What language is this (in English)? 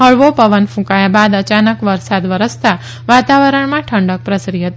Gujarati